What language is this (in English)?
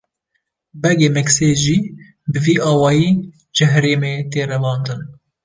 Kurdish